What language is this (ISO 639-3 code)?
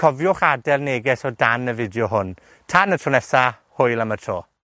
cym